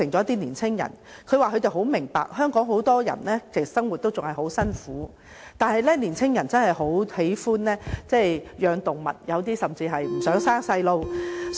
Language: Cantonese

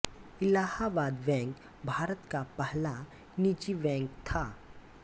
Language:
Hindi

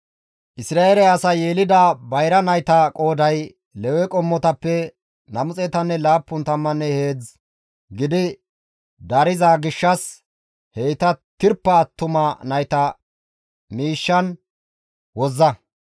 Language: Gamo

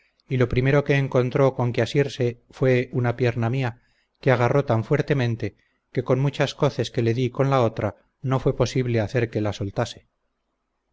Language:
Spanish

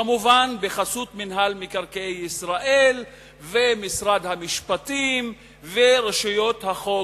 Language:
Hebrew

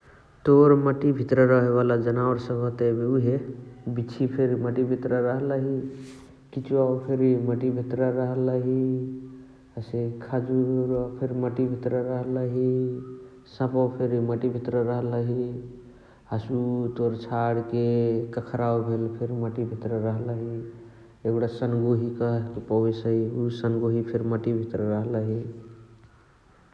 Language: Chitwania Tharu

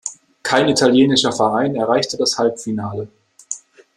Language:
German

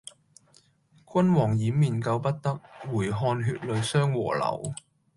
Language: Cantonese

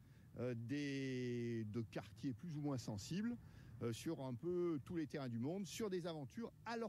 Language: French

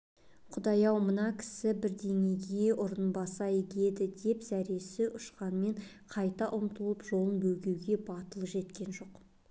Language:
Kazakh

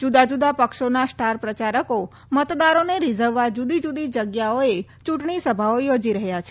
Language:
Gujarati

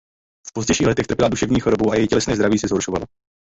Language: Czech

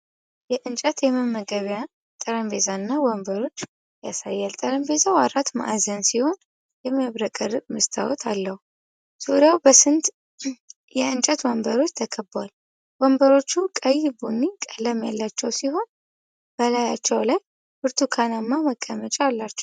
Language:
Amharic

